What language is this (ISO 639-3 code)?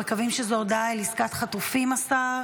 heb